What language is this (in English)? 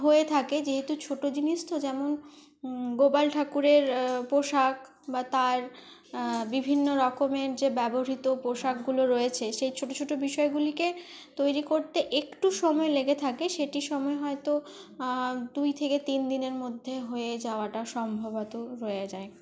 Bangla